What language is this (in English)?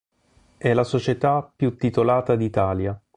Italian